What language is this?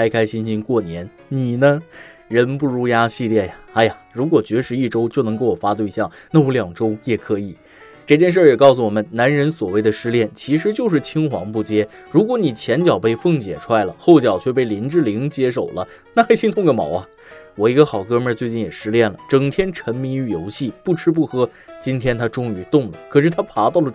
Chinese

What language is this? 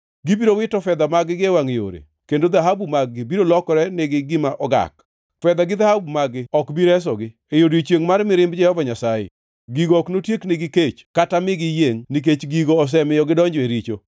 Luo (Kenya and Tanzania)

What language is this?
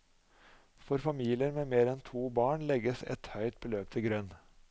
Norwegian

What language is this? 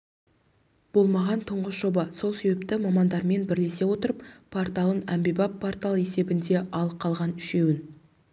Kazakh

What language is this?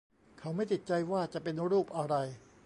Thai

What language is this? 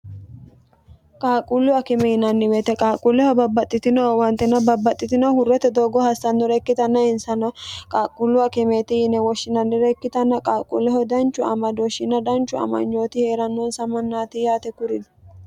Sidamo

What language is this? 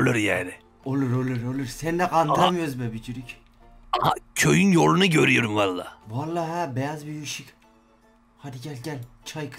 Turkish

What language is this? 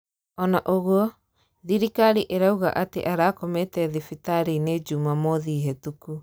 Kikuyu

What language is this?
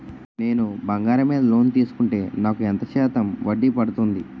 Telugu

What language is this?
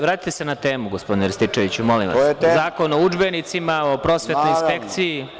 Serbian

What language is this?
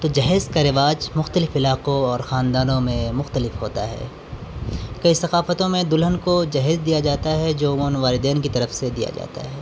Urdu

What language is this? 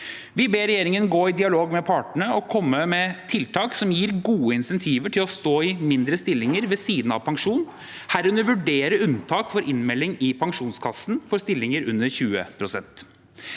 Norwegian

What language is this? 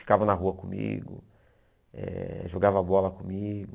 Portuguese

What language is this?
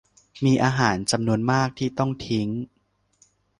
Thai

